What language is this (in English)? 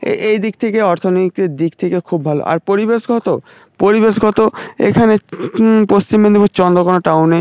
Bangla